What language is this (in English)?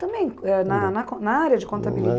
Portuguese